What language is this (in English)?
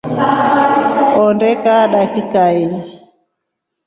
Rombo